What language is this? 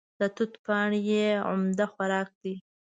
Pashto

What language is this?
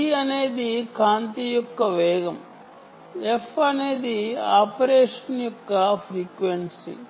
Telugu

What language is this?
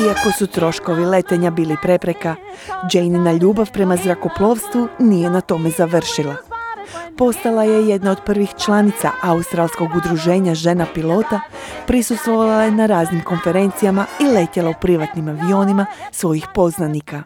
Croatian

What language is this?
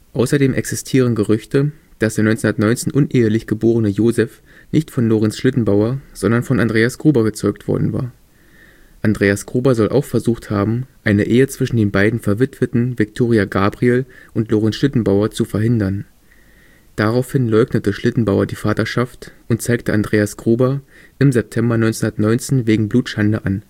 German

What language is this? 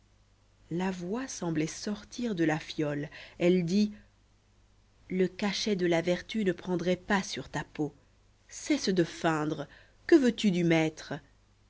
French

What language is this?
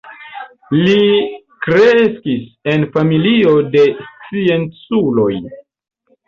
Esperanto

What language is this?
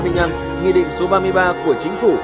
Vietnamese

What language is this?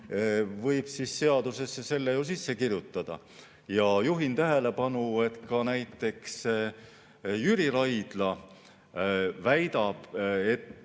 Estonian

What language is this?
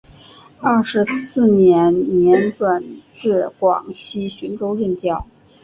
Chinese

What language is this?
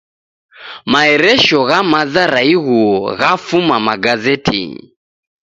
Taita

